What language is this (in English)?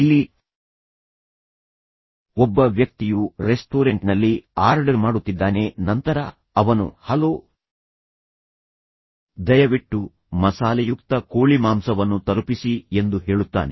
Kannada